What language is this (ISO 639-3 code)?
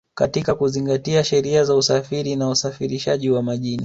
swa